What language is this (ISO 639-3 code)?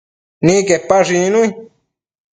mcf